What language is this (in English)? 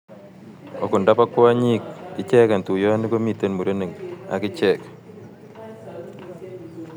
Kalenjin